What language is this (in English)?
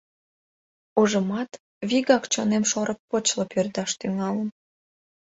Mari